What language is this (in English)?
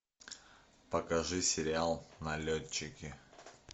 Russian